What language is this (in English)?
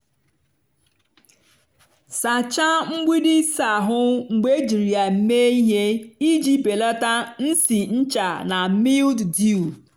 Igbo